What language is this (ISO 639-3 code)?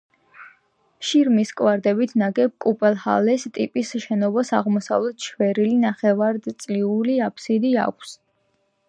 kat